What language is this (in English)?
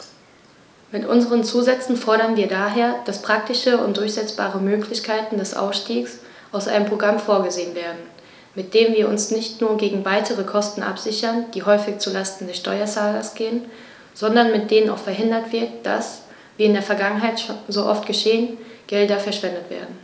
German